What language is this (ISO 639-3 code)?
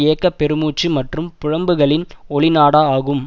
tam